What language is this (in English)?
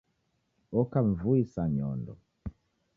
Taita